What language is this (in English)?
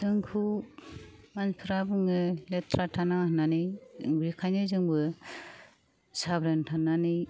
Bodo